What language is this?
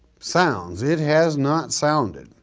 English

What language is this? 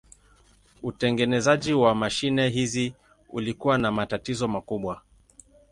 Swahili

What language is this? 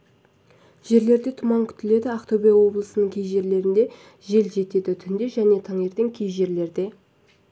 Kazakh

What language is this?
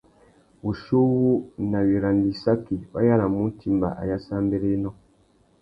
Tuki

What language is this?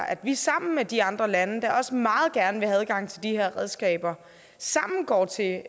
Danish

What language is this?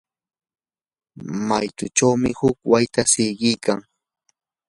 Yanahuanca Pasco Quechua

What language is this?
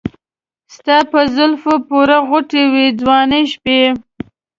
Pashto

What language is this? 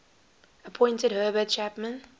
English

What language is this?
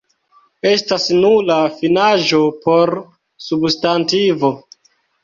Esperanto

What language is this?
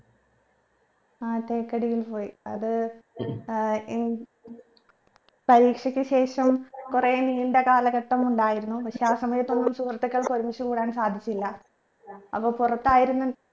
Malayalam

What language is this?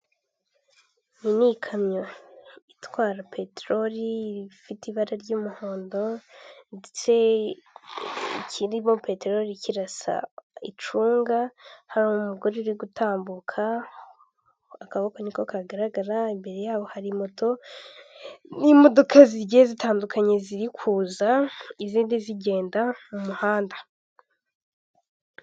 Kinyarwanda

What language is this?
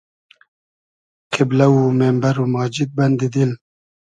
Hazaragi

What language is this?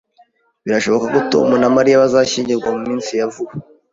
Kinyarwanda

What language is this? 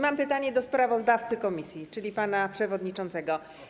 Polish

